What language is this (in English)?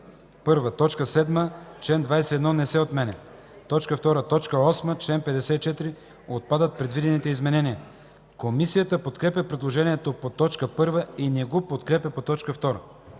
Bulgarian